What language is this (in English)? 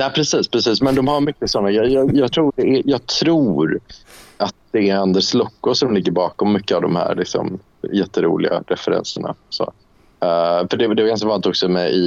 Swedish